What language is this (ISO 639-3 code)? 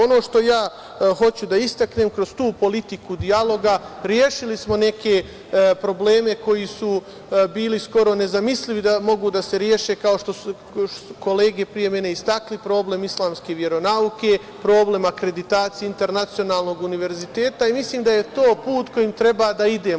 srp